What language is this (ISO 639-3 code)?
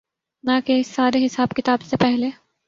urd